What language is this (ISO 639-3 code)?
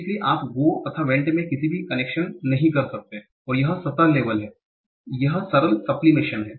hin